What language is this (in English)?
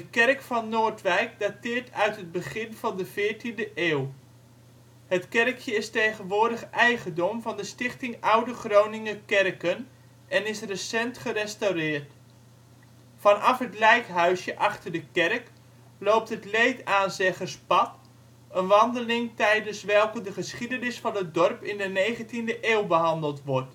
Dutch